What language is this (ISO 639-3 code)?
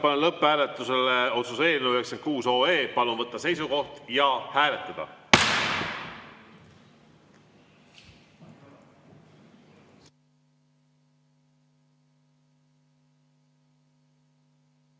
est